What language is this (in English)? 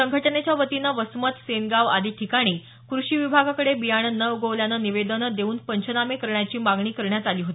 Marathi